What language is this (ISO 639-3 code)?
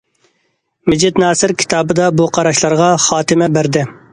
uig